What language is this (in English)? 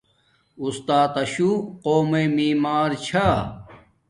Domaaki